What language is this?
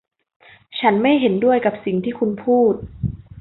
Thai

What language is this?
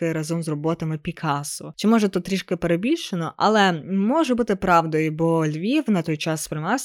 Ukrainian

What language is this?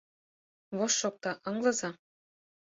Mari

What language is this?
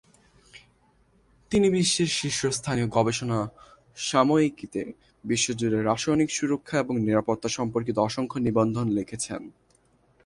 Bangla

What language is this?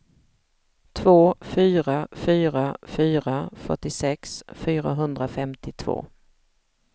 Swedish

